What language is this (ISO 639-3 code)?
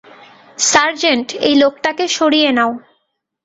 ben